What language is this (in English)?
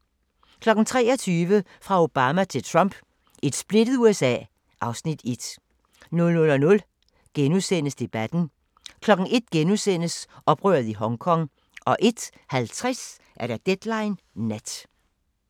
Danish